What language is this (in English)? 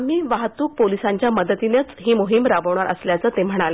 Marathi